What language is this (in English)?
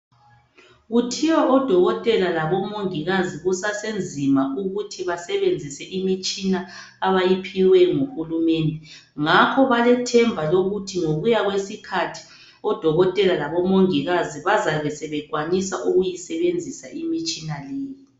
North Ndebele